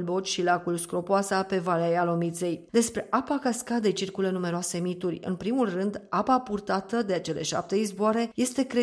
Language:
Romanian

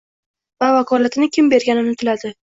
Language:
Uzbek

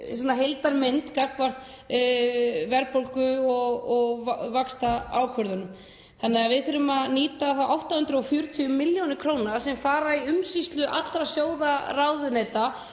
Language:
Icelandic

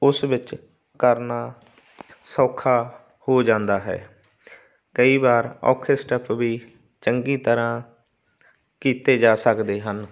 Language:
Punjabi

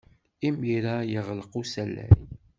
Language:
Kabyle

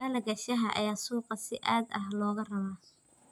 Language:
Somali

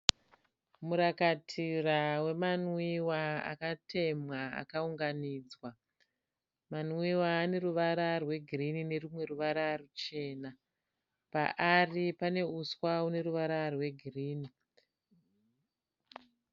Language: Shona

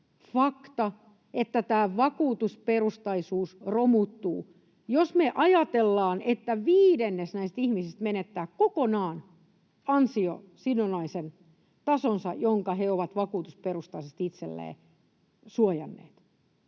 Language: Finnish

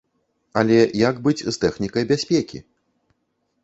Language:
Belarusian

